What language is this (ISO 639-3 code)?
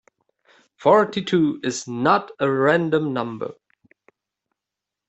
eng